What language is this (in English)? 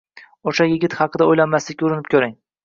Uzbek